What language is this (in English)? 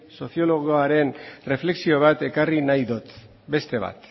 Basque